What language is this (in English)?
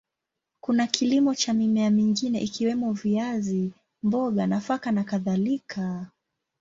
Swahili